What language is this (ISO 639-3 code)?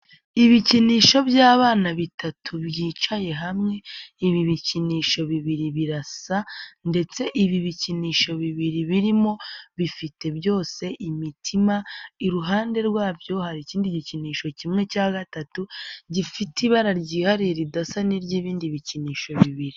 kin